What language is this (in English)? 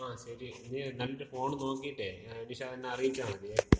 Malayalam